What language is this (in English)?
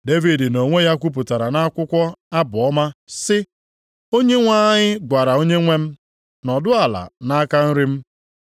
Igbo